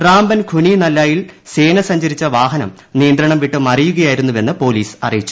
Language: Malayalam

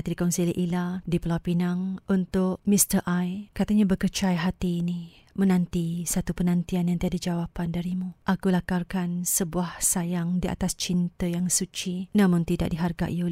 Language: Malay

